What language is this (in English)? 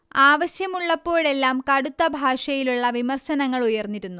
Malayalam